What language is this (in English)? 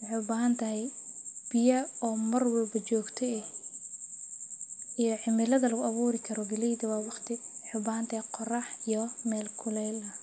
Somali